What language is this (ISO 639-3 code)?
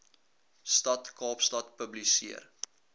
afr